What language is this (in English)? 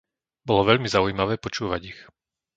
Slovak